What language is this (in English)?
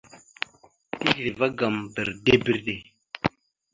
Mada (Cameroon)